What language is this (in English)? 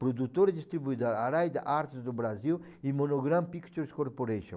Portuguese